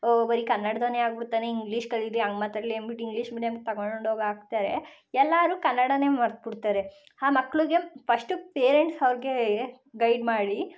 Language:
Kannada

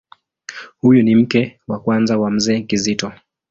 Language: Swahili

